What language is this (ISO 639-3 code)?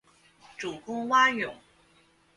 zho